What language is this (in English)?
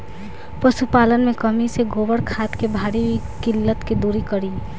Bhojpuri